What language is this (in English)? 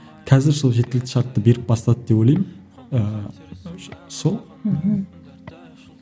Kazakh